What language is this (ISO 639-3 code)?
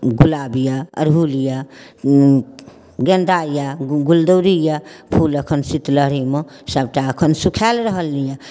mai